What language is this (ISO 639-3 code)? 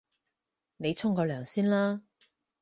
yue